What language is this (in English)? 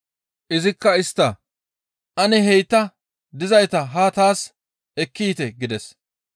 Gamo